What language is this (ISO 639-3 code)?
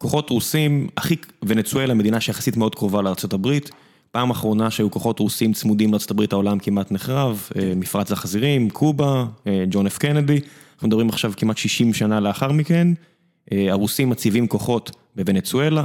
heb